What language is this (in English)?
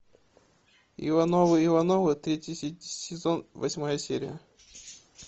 Russian